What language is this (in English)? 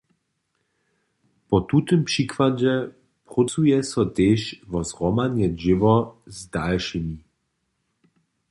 Upper Sorbian